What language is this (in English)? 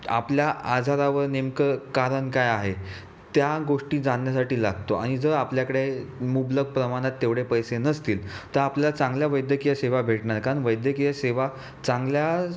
Marathi